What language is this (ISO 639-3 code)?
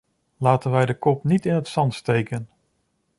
nld